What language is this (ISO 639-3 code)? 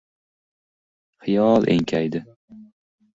uzb